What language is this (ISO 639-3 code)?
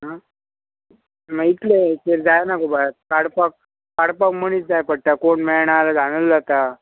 kok